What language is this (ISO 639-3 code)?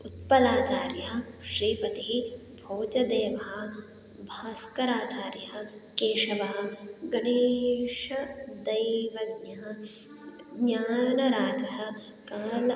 san